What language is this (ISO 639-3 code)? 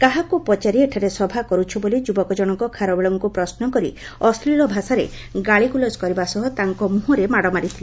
ori